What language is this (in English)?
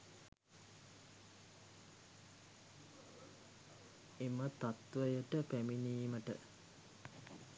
Sinhala